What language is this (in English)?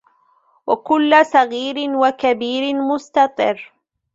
Arabic